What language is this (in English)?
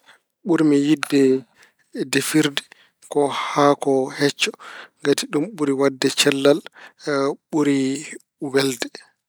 Fula